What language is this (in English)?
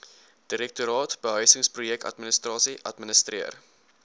Afrikaans